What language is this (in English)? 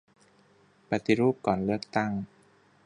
Thai